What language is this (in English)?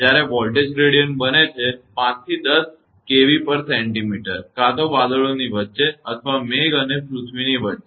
Gujarati